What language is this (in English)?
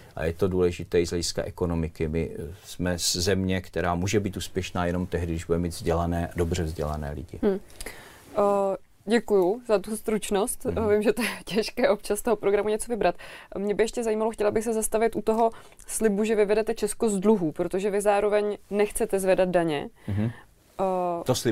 Czech